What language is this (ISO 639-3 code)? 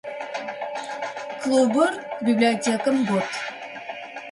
ady